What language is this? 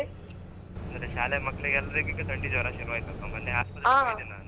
Kannada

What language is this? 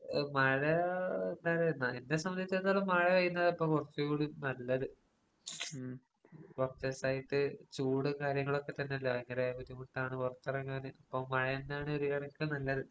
Malayalam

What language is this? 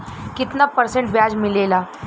Bhojpuri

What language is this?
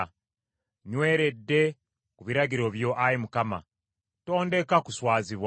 Ganda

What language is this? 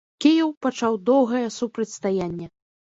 Belarusian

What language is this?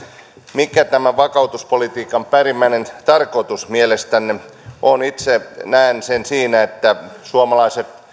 Finnish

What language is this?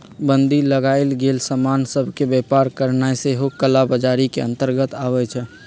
Magahi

